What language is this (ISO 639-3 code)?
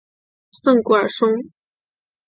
zho